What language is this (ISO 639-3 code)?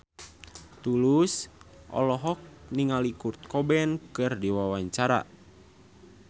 sun